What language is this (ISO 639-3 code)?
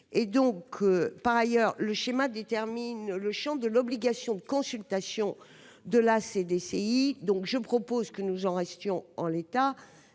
fra